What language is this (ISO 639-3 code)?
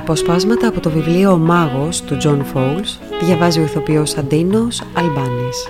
ell